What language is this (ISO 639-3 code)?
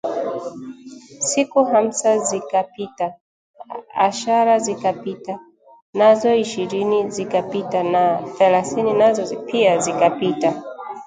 swa